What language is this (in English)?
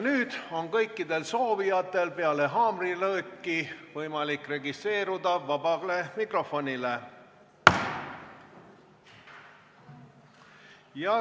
Estonian